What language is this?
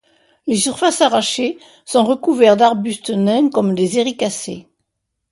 French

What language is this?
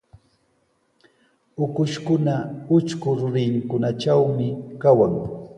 Sihuas Ancash Quechua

